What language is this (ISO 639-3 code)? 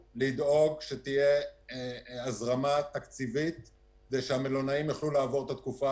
heb